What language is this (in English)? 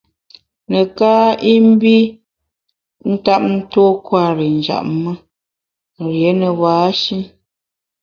Bamun